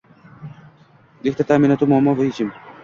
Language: Uzbek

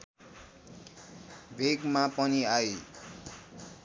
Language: Nepali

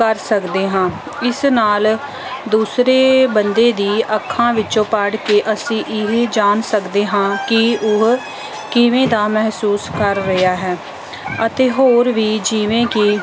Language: Punjabi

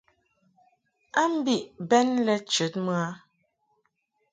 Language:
Mungaka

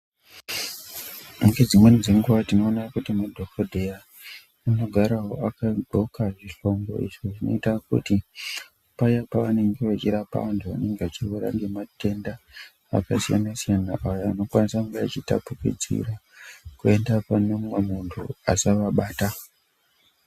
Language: Ndau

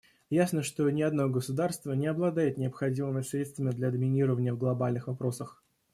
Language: Russian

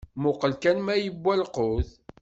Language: Kabyle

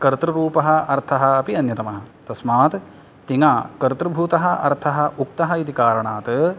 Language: Sanskrit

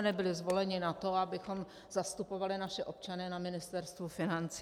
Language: Czech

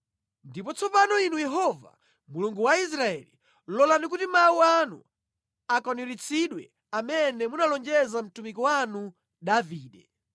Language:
Nyanja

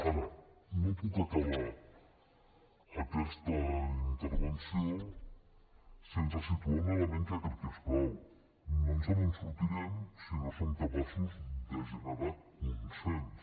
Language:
Catalan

